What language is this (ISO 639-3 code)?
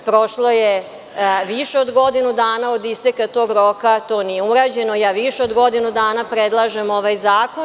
srp